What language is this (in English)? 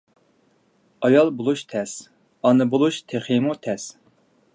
Uyghur